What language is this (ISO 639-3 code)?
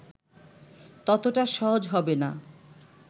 ben